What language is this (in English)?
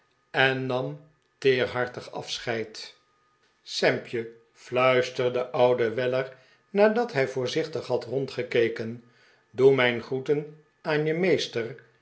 Dutch